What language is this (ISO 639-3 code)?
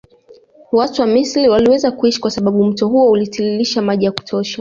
swa